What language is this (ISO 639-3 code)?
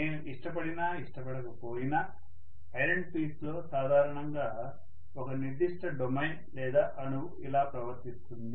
tel